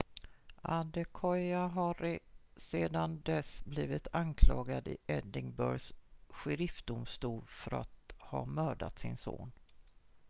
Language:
Swedish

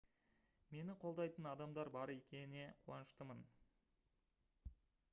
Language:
Kazakh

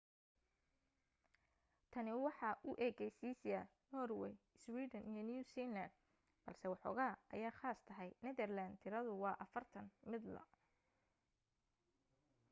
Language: Somali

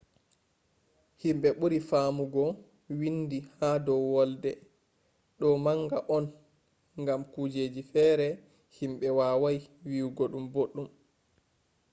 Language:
Fula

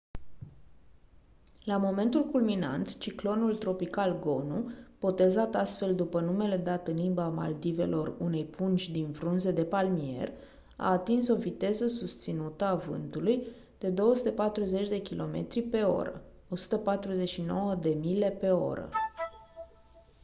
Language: Romanian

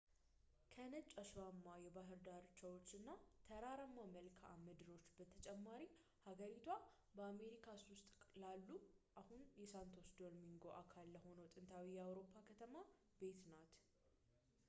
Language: Amharic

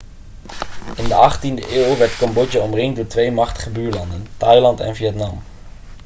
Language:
Dutch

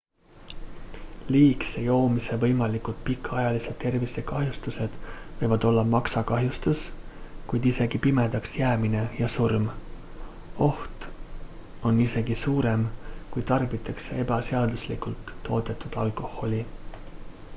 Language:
Estonian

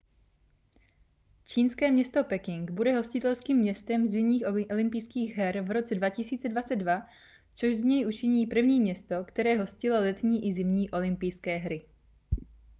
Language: Czech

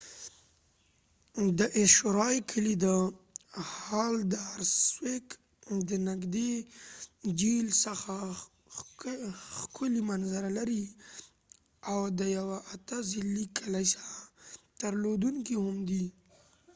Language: Pashto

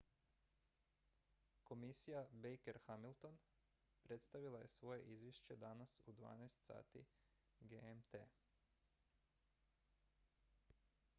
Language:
Croatian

